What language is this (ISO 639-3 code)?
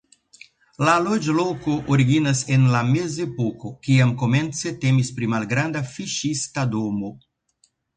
epo